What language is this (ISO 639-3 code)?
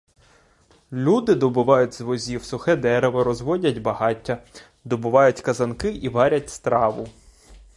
ukr